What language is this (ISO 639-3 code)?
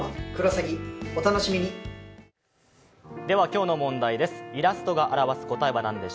jpn